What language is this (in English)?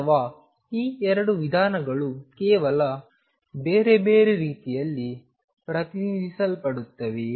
Kannada